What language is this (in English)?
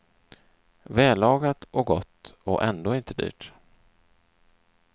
Swedish